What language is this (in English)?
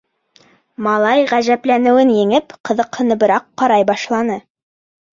Bashkir